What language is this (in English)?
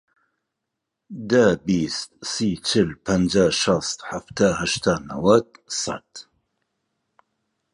Central Kurdish